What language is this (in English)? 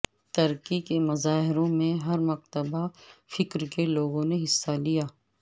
Urdu